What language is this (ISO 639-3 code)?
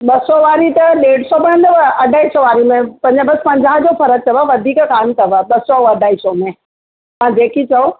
snd